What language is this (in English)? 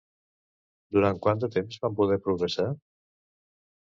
Catalan